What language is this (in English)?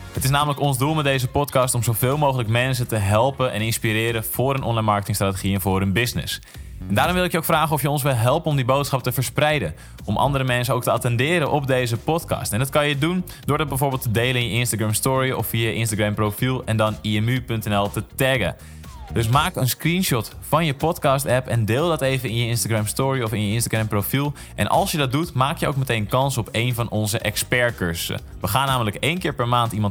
Dutch